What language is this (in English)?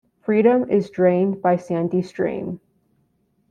English